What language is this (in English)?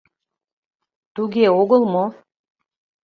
Mari